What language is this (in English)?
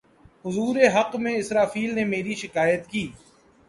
Urdu